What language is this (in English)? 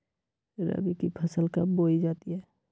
Magahi